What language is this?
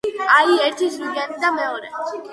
Georgian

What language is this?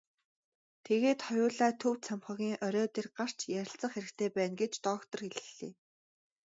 Mongolian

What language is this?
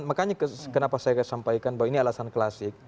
Indonesian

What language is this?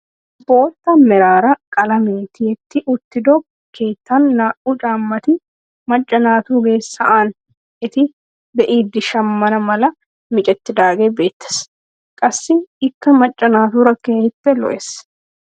Wolaytta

